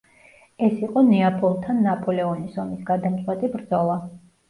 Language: Georgian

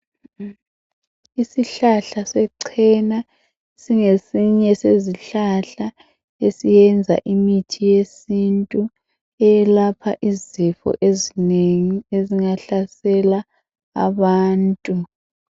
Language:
North Ndebele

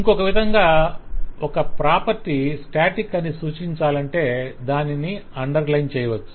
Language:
Telugu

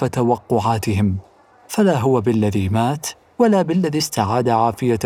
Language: Arabic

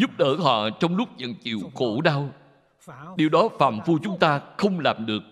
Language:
Vietnamese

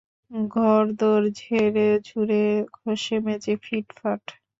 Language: Bangla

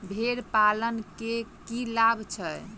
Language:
Maithili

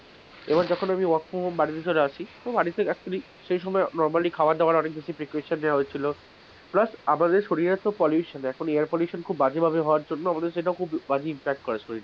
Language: Bangla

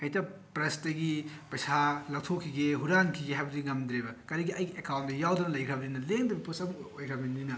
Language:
Manipuri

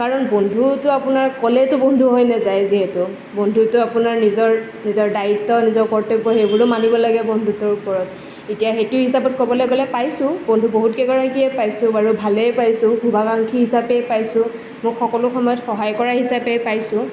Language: Assamese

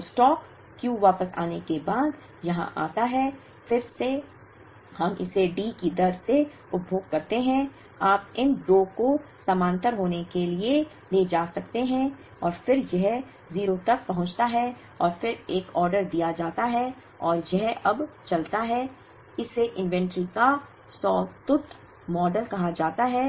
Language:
Hindi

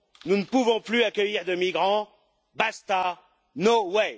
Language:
French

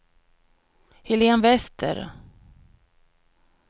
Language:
Swedish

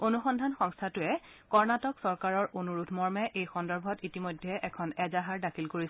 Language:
Assamese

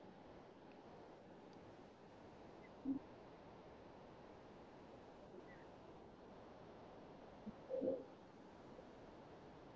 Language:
English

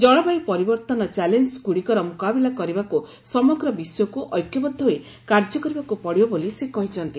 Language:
Odia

